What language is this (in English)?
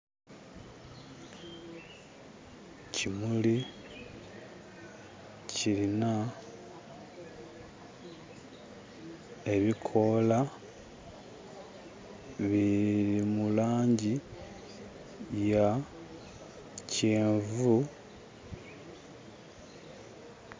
Soga